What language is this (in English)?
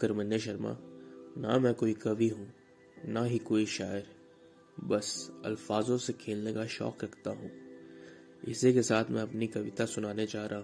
Hindi